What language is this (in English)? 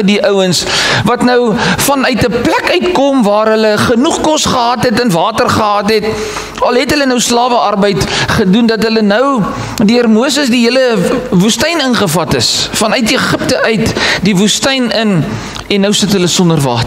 Dutch